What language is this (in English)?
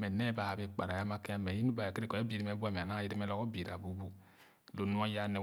Khana